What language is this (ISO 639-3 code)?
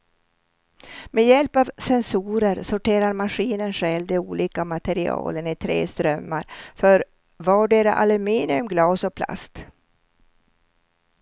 swe